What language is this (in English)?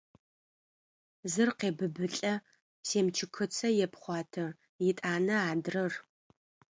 Adyghe